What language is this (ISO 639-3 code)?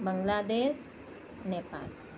urd